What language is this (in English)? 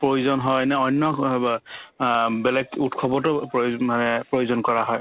Assamese